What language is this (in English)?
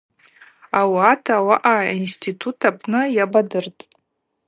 Abaza